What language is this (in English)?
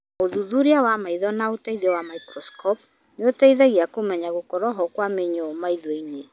Kikuyu